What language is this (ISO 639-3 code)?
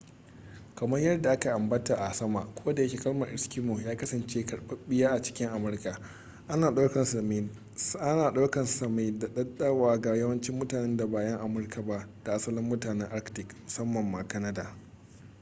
hau